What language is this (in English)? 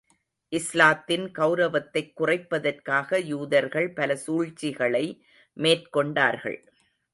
Tamil